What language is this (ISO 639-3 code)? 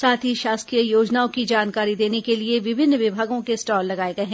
hin